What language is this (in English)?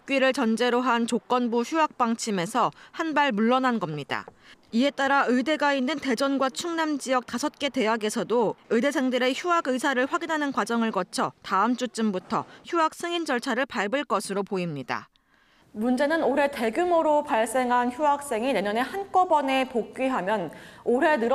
Korean